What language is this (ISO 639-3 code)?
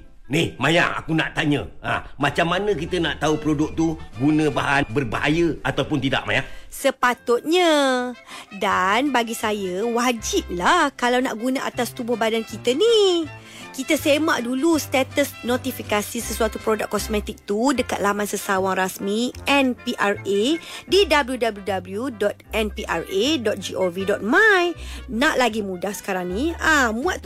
msa